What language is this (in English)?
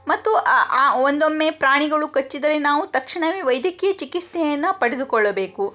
Kannada